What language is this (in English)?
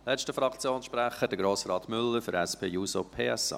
Swiss German